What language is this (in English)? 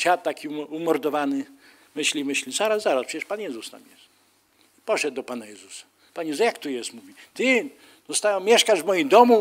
Polish